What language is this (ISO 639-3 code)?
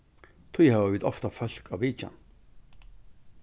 fao